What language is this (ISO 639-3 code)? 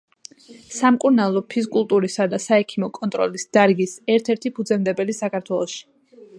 kat